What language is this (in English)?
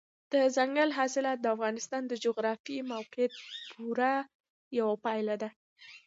Pashto